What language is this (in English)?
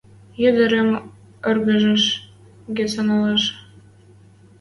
Western Mari